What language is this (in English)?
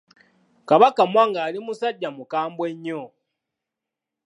Ganda